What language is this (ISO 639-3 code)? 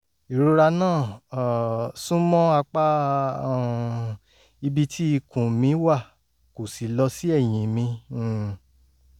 yor